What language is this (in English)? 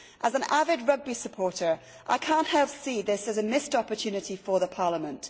English